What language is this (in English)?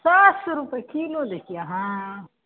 Maithili